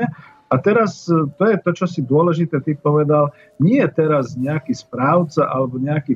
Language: Slovak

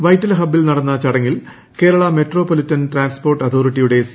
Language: Malayalam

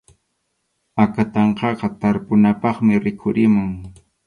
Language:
Arequipa-La Unión Quechua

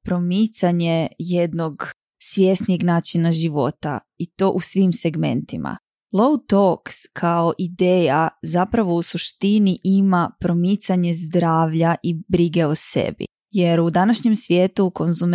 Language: Croatian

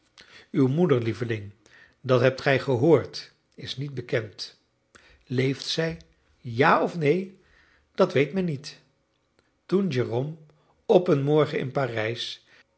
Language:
Dutch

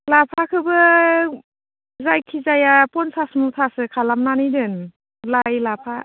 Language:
Bodo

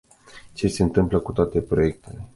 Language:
Romanian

